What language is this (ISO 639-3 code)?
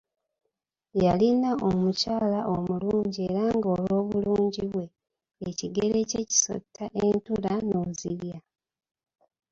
lug